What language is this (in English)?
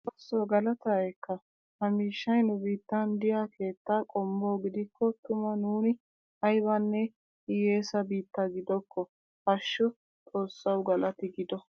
Wolaytta